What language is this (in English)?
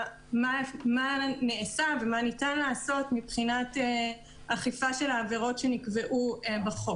Hebrew